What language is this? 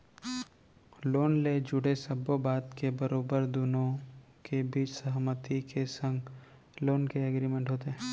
Chhattisgarhi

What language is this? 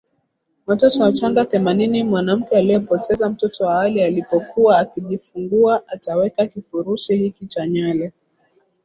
Swahili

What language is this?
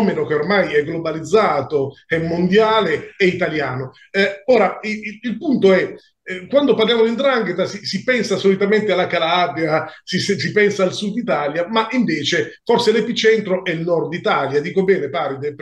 Italian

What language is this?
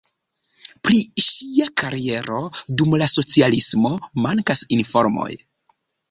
Esperanto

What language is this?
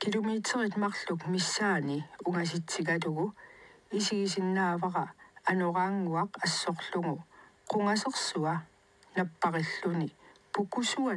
Arabic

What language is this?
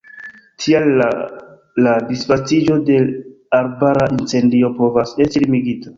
Esperanto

